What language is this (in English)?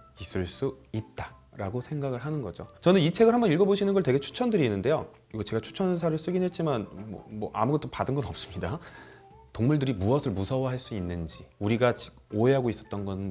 Korean